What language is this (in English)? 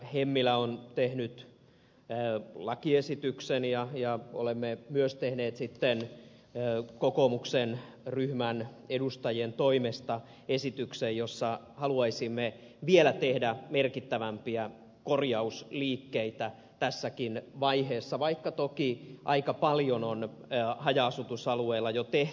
Finnish